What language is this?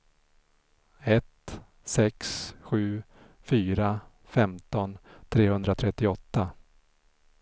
Swedish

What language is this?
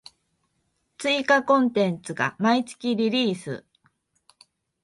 Japanese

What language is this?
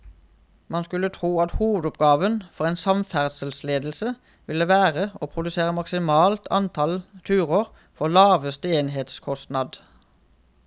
Norwegian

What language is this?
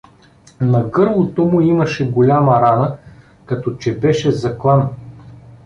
Bulgarian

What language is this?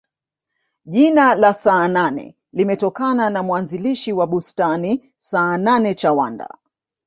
Swahili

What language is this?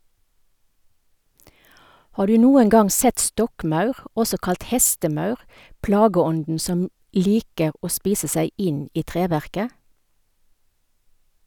Norwegian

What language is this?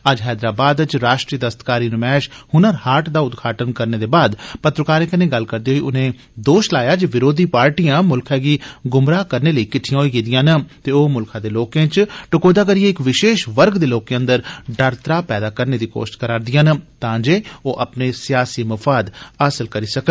Dogri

